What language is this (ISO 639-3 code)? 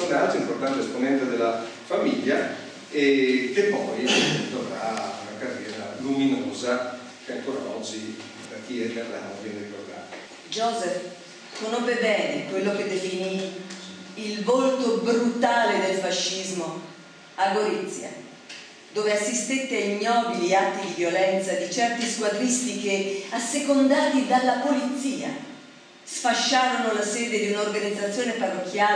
ita